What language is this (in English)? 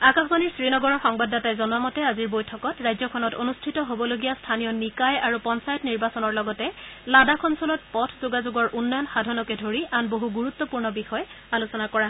Assamese